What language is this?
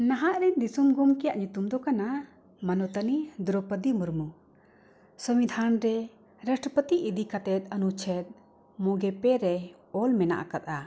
Santali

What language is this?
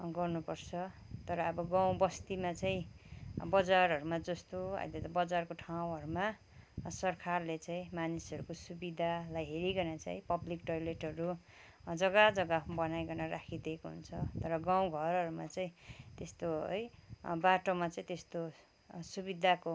Nepali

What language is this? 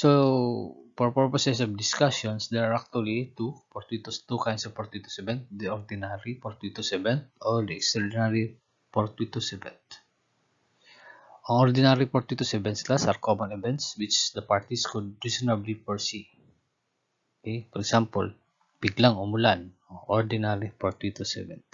Filipino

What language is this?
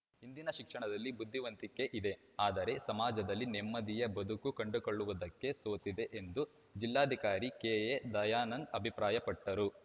Kannada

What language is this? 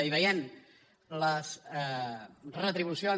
Catalan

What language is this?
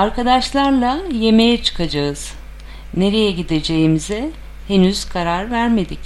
Turkish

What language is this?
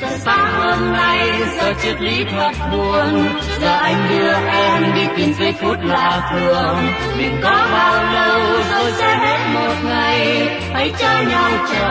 Vietnamese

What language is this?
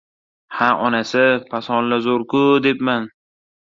Uzbek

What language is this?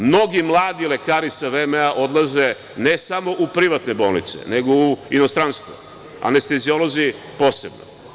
Serbian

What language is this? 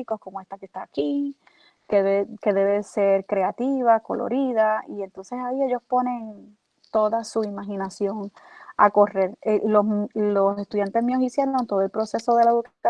Spanish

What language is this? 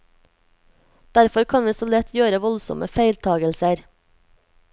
Norwegian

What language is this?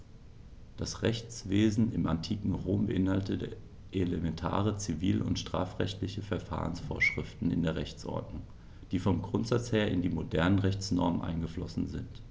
German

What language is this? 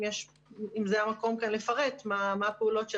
Hebrew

